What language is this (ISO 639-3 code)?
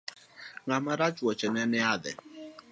luo